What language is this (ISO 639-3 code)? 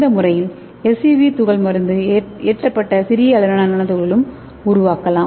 tam